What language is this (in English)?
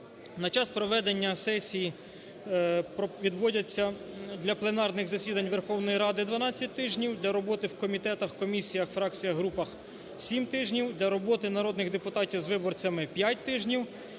Ukrainian